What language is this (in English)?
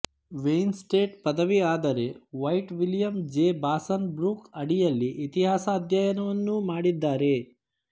Kannada